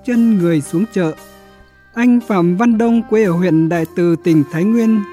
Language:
Vietnamese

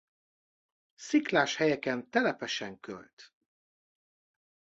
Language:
Hungarian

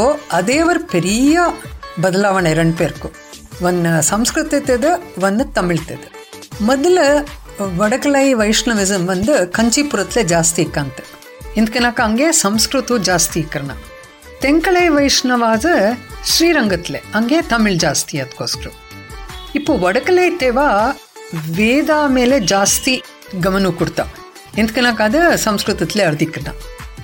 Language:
Kannada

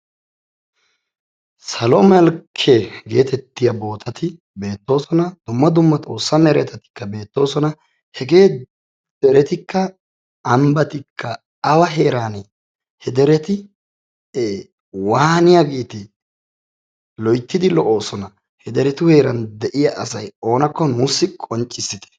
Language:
Wolaytta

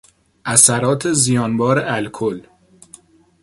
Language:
Persian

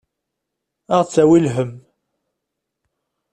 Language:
Kabyle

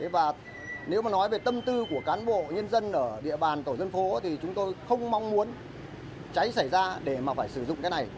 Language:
Vietnamese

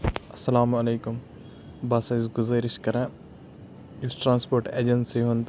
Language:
Kashmiri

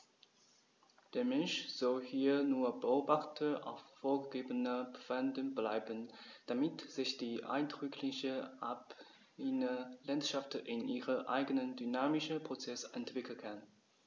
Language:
German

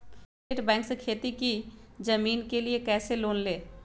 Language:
Magahi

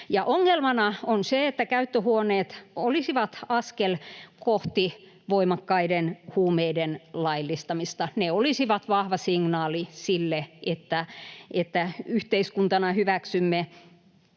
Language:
Finnish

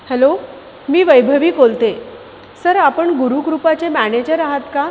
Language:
Marathi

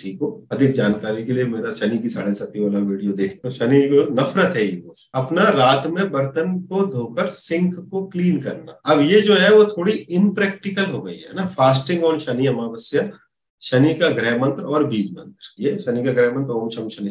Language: Hindi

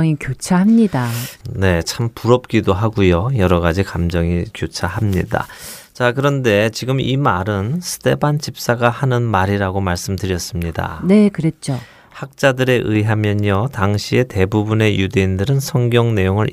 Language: Korean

